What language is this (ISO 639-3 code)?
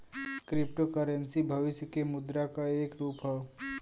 bho